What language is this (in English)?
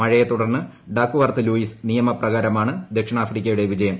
Malayalam